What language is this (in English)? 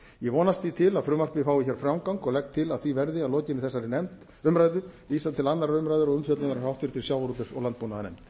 Icelandic